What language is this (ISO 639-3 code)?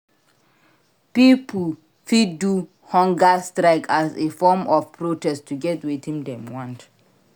pcm